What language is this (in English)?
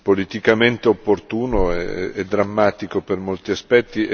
Italian